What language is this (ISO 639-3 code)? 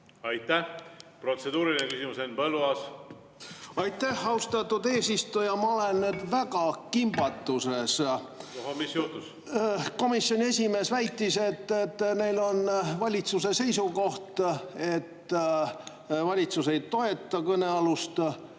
est